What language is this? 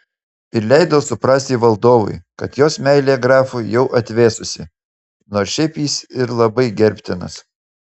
Lithuanian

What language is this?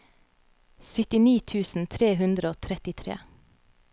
Norwegian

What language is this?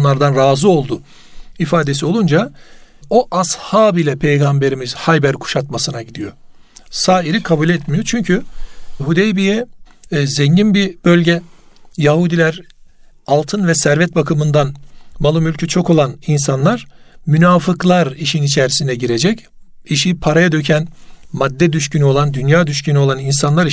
Turkish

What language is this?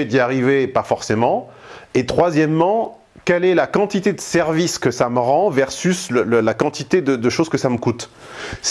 French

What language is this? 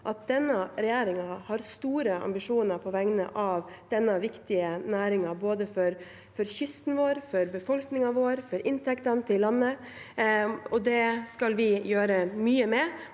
Norwegian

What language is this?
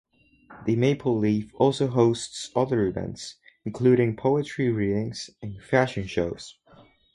English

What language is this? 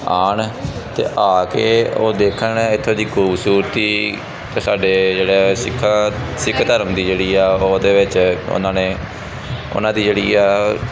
Punjabi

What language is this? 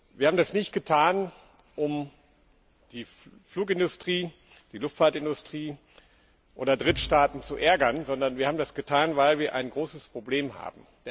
German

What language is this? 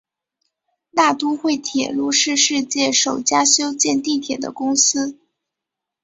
Chinese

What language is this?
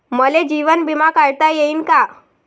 Marathi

